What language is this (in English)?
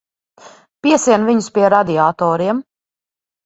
Latvian